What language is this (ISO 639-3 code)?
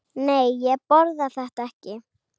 isl